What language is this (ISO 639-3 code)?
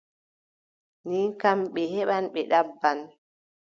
fub